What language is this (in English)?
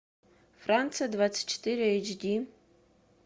Russian